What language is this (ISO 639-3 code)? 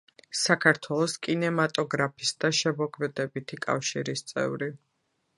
kat